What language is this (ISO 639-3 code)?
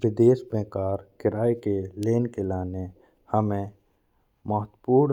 bns